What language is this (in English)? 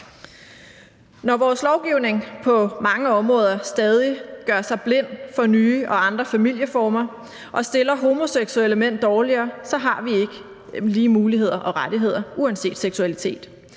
Danish